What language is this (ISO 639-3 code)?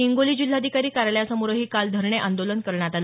mar